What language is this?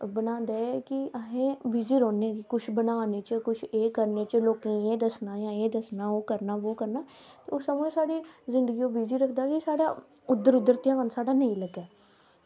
Dogri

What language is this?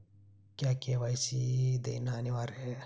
Hindi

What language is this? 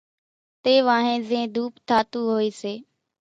Kachi Koli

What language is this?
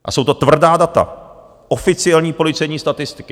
Czech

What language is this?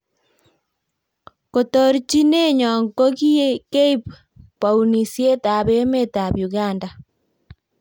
Kalenjin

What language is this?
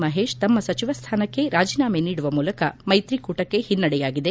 Kannada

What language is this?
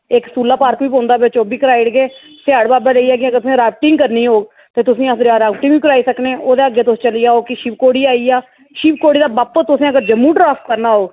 Dogri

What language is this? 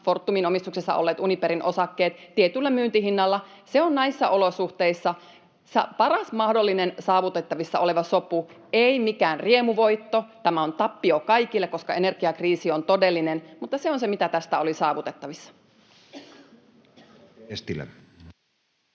Finnish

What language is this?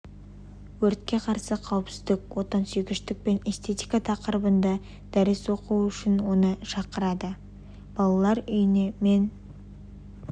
Kazakh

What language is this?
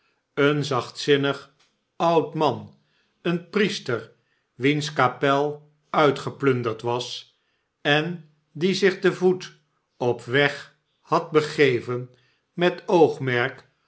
Dutch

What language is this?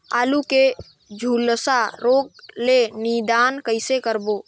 Chhattisgarhi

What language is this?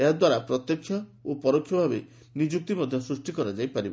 Odia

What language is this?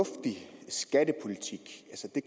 Danish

